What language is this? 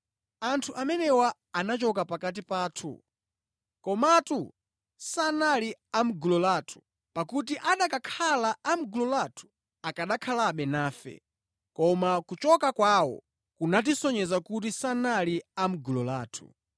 Nyanja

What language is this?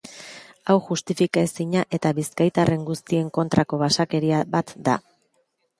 Basque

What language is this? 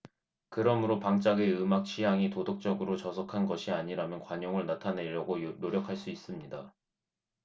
Korean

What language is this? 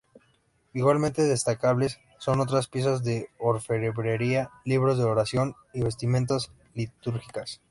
Spanish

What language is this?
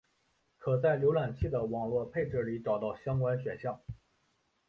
Chinese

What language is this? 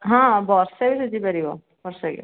Odia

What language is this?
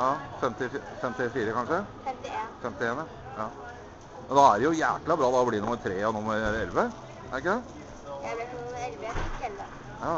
Norwegian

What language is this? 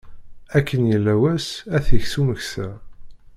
Kabyle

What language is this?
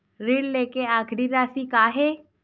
Chhattisgarhi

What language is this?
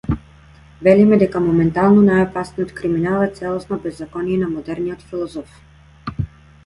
Macedonian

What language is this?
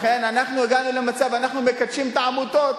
Hebrew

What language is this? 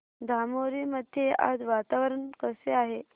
Marathi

